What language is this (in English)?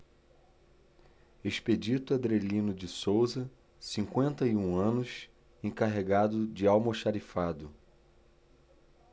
Portuguese